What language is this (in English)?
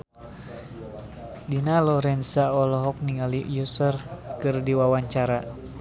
Sundanese